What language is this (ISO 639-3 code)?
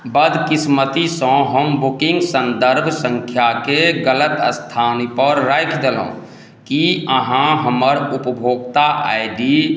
mai